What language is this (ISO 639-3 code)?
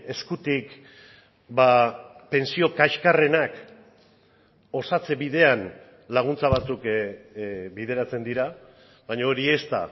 eus